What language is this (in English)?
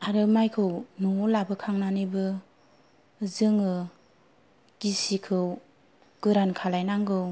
Bodo